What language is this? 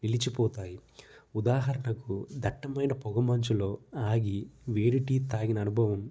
Telugu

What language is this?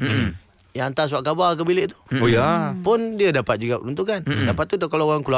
Malay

